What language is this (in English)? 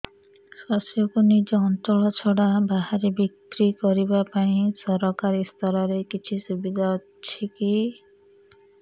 Odia